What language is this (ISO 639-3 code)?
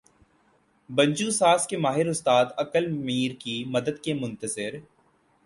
urd